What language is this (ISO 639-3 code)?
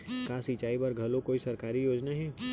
hne